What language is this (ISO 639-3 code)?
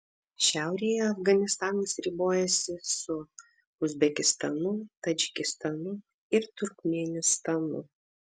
lit